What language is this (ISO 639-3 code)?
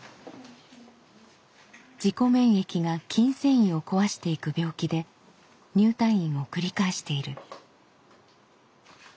jpn